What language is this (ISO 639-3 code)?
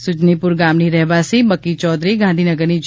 guj